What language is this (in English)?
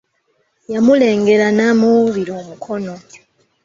Ganda